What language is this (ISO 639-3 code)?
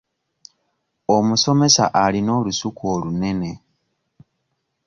lug